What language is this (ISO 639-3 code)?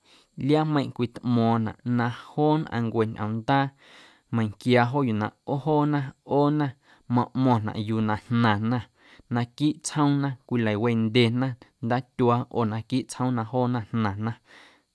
amu